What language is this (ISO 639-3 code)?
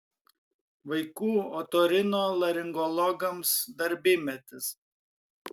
lit